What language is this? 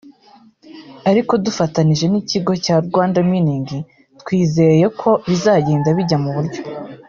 Kinyarwanda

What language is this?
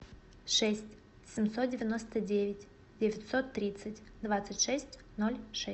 Russian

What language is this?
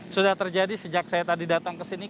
Indonesian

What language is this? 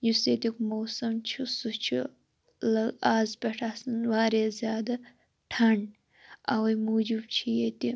Kashmiri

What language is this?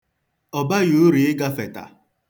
Igbo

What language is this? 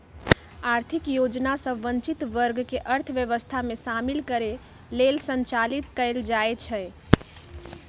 Magahi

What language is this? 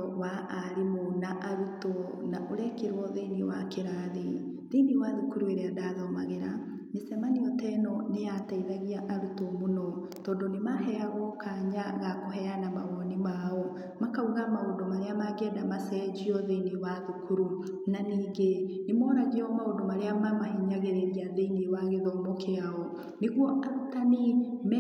Kikuyu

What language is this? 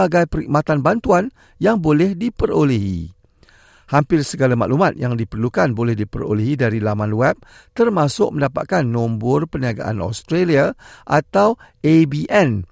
Malay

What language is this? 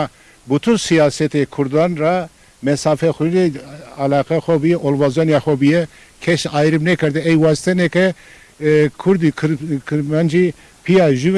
Turkish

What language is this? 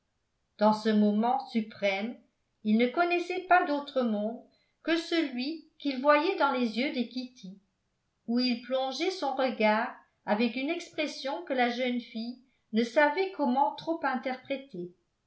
French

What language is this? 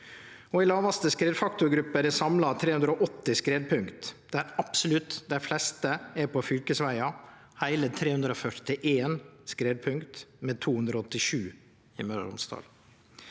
Norwegian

